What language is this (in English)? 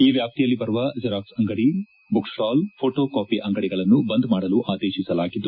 Kannada